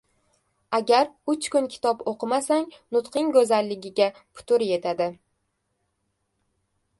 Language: Uzbek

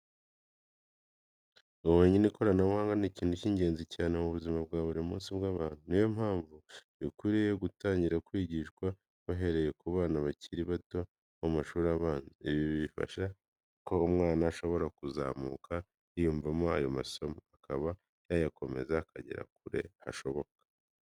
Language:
Kinyarwanda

